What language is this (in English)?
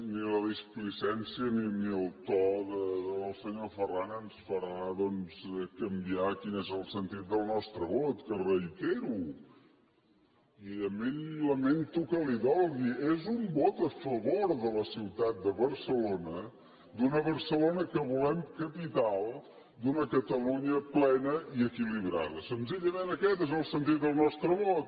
Catalan